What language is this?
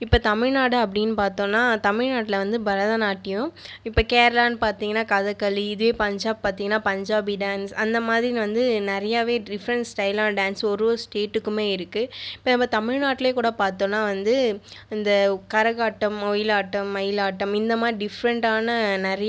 Tamil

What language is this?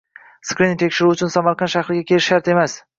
Uzbek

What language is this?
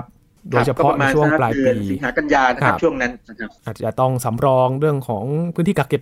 Thai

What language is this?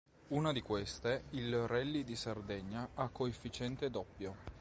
Italian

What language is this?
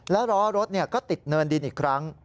Thai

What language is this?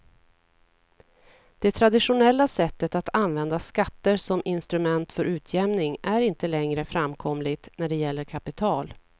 Swedish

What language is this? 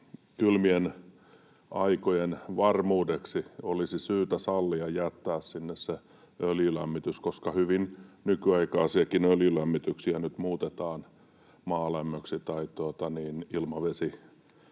Finnish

